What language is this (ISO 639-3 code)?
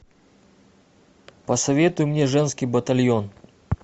rus